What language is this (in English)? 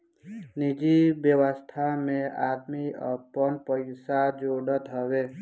Bhojpuri